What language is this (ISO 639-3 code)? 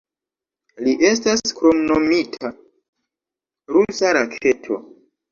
epo